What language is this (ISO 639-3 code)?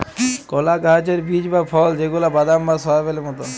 ben